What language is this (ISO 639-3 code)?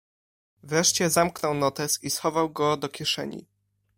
pol